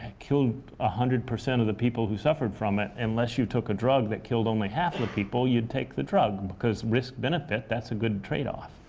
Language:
English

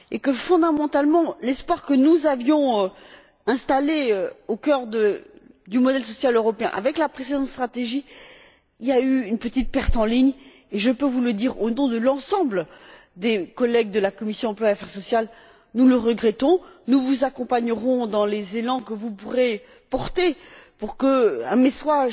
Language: French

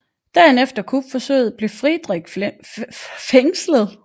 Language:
Danish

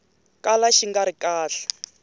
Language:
Tsonga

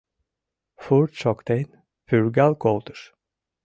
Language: Mari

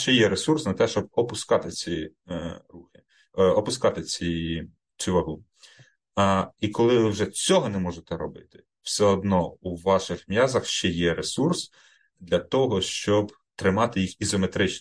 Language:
Ukrainian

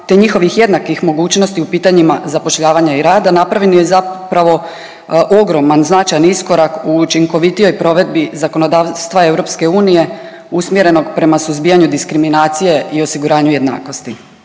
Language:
Croatian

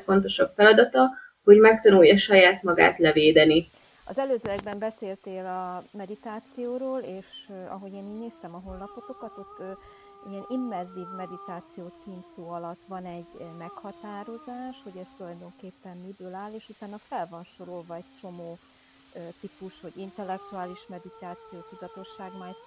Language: Hungarian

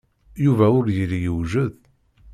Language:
Kabyle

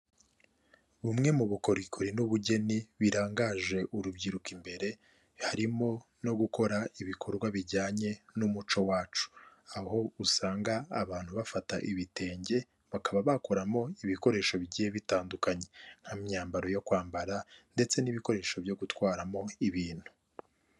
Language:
Kinyarwanda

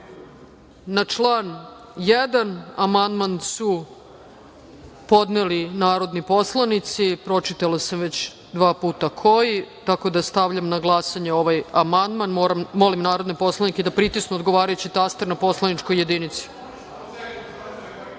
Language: Serbian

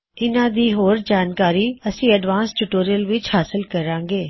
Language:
Punjabi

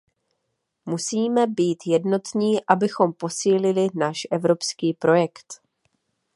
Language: Czech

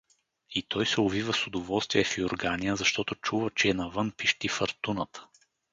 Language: Bulgarian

